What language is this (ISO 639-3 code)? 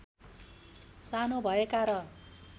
nep